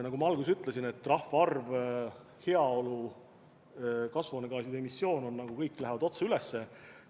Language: Estonian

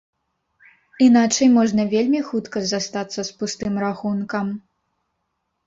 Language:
Belarusian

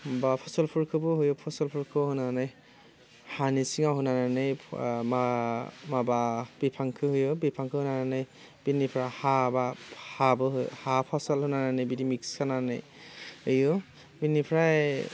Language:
Bodo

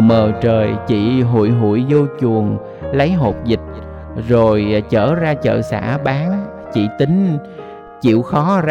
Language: Vietnamese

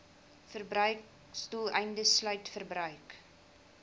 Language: Afrikaans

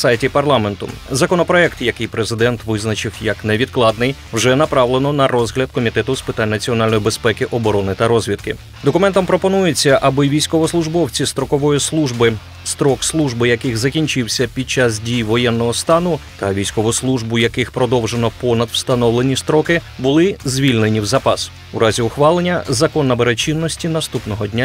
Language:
Ukrainian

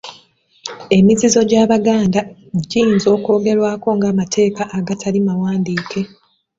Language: Ganda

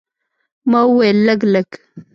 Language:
Pashto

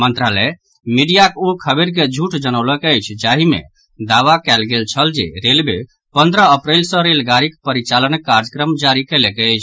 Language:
Maithili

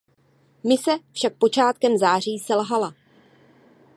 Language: Czech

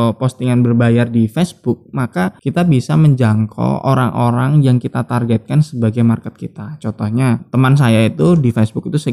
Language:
Indonesian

